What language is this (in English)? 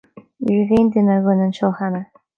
Irish